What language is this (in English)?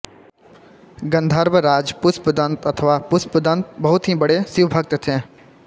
Hindi